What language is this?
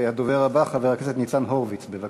Hebrew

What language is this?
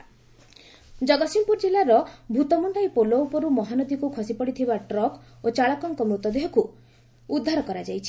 Odia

